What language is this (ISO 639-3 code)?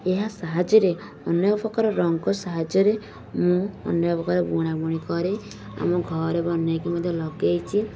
ori